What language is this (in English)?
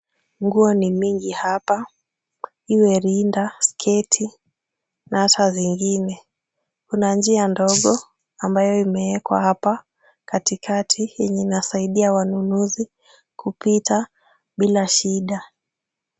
Swahili